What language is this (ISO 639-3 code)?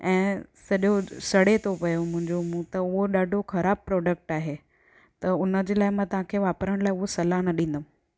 snd